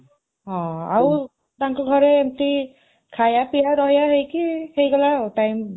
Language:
Odia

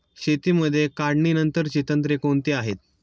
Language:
Marathi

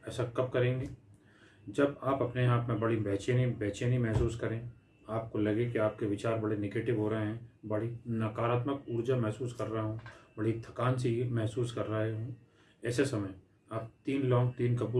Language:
Hindi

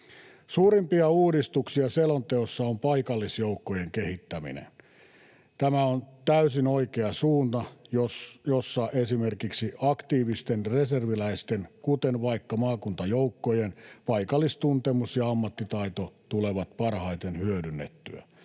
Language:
Finnish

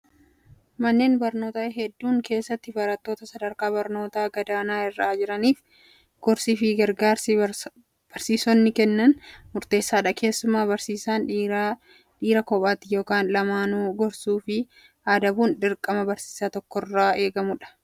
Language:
Oromo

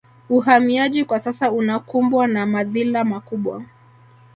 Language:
Swahili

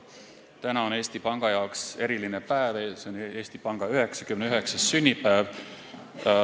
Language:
Estonian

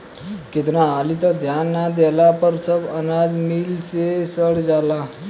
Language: Bhojpuri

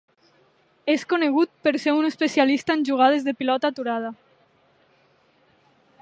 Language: Catalan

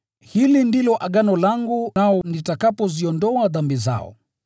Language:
Swahili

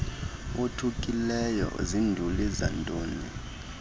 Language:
Xhosa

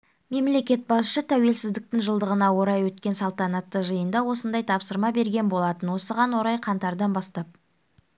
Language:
Kazakh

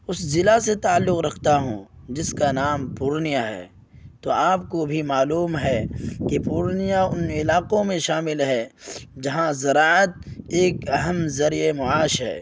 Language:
Urdu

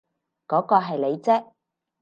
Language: Cantonese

